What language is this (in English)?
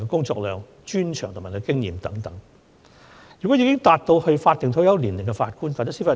Cantonese